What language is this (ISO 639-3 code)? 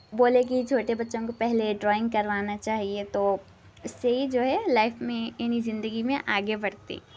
urd